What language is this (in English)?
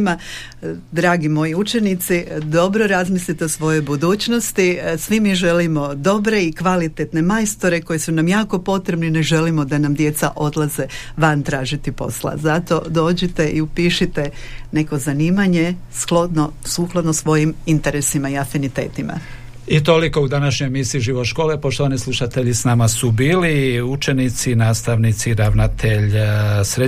Croatian